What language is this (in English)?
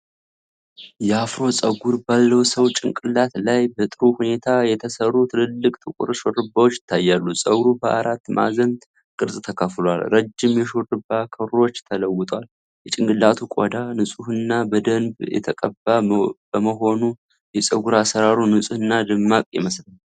Amharic